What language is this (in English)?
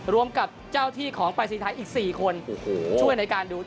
Thai